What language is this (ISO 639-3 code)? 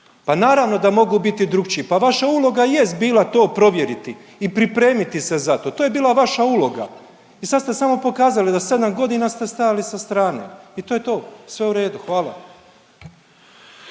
hrv